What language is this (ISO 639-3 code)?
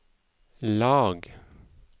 nor